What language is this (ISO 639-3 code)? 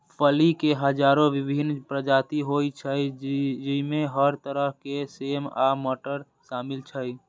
mai